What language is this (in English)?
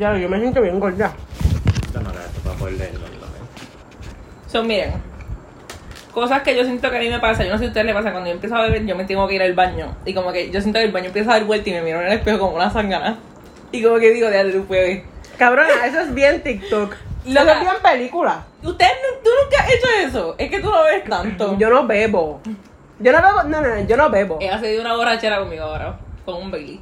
Spanish